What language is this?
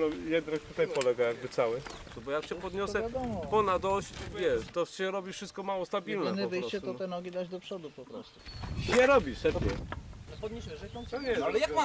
Polish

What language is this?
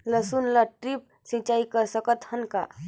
Chhattisgarhi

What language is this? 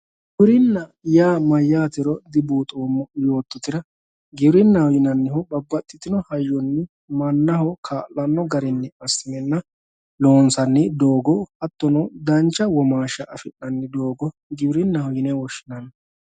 Sidamo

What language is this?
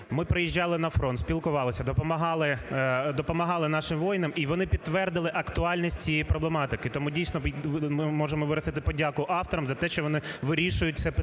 Ukrainian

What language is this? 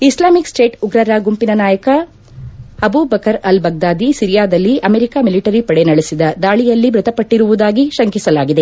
Kannada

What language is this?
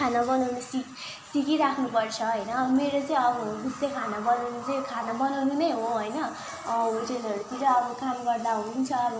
Nepali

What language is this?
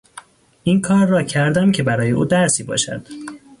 Persian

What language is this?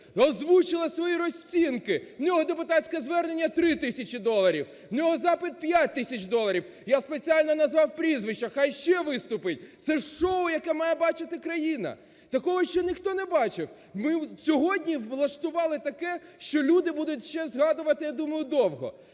Ukrainian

